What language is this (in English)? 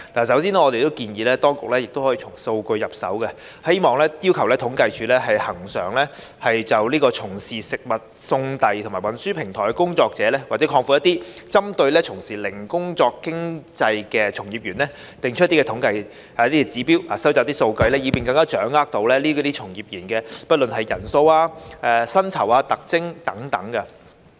Cantonese